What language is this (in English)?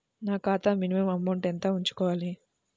Telugu